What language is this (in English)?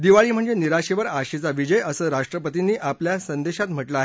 Marathi